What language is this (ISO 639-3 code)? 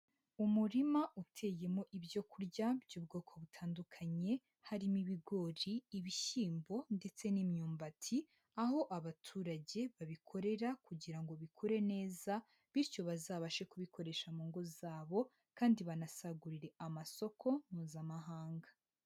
kin